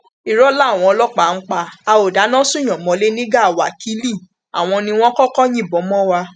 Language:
Yoruba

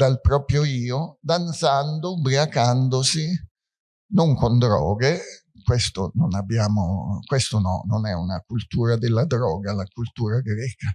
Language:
Italian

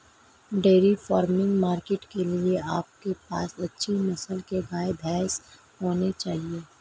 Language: Hindi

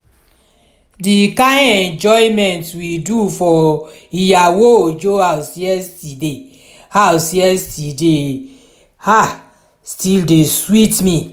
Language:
Nigerian Pidgin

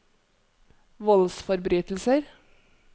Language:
Norwegian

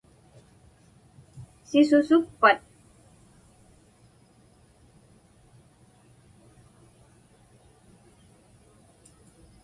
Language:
Inupiaq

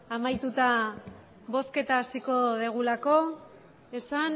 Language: Basque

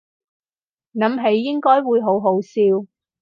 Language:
Cantonese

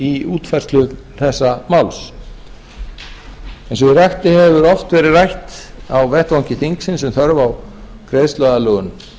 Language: Icelandic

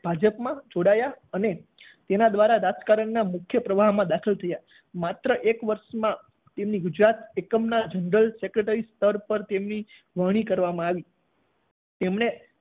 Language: Gujarati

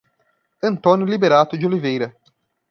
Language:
Portuguese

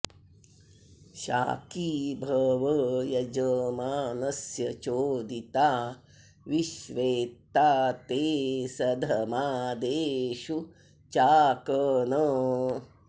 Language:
Sanskrit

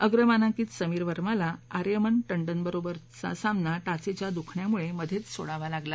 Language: Marathi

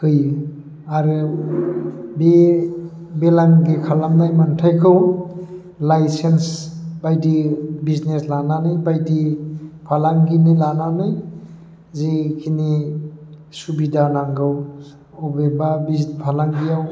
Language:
Bodo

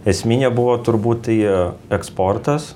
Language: Lithuanian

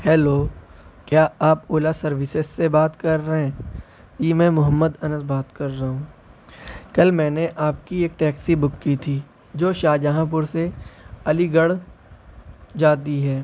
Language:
Urdu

